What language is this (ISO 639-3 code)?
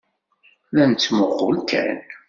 kab